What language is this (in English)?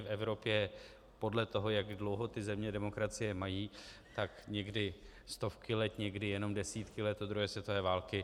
Czech